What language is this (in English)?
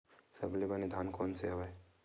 Chhattisgarhi